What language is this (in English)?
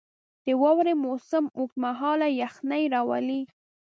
Pashto